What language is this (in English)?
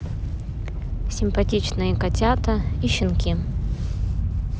Russian